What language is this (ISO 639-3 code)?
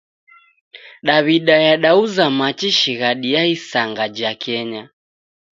dav